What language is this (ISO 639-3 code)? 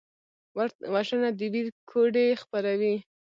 pus